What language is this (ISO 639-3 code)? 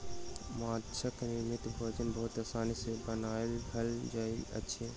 mai